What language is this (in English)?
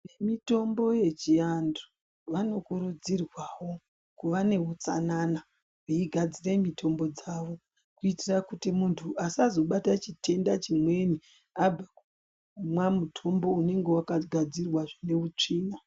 Ndau